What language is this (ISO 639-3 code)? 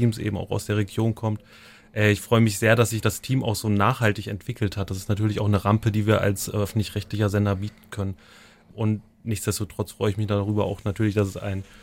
deu